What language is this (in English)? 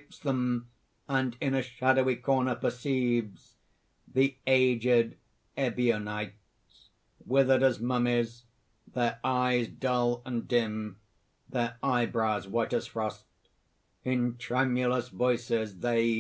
English